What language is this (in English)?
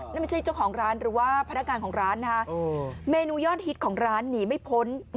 Thai